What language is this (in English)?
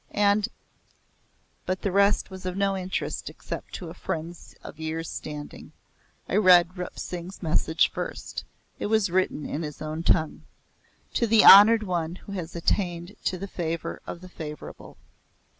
English